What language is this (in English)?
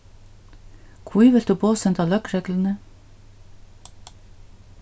Faroese